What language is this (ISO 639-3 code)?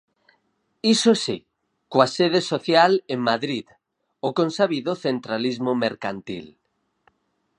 glg